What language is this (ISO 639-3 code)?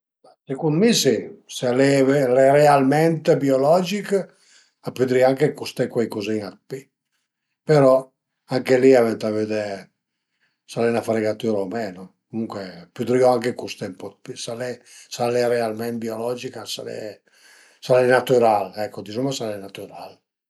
pms